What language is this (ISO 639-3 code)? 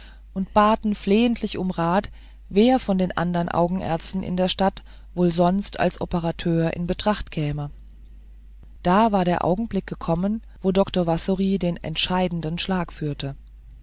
deu